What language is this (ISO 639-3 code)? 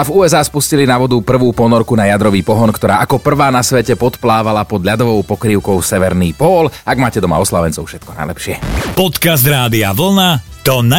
slk